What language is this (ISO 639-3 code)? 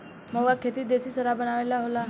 bho